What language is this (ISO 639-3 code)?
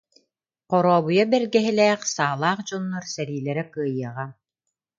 sah